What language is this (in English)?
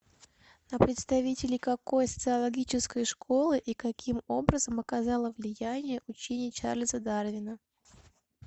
Russian